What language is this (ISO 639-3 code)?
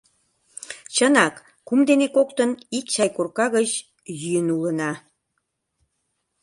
chm